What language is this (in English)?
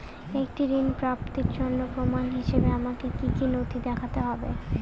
Bangla